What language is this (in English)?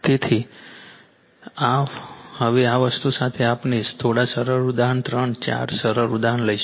Gujarati